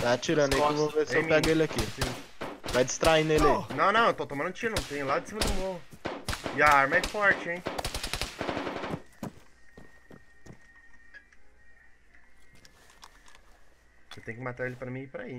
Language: Portuguese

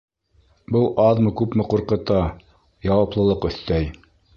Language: Bashkir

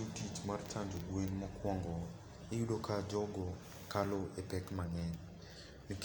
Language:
Luo (Kenya and Tanzania)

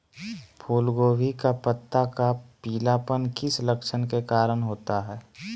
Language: Magahi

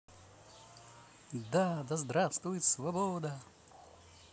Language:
Russian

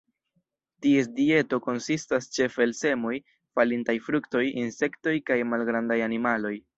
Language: Esperanto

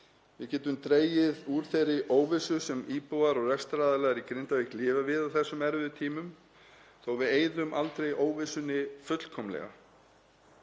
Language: Icelandic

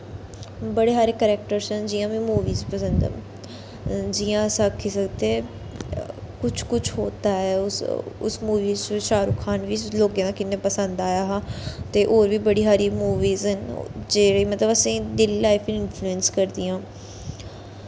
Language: Dogri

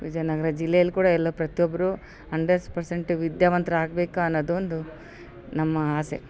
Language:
Kannada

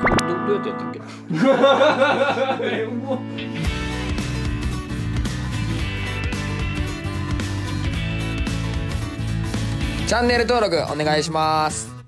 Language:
Japanese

